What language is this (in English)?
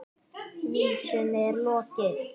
Icelandic